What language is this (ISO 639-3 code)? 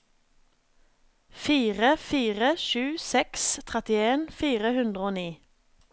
nor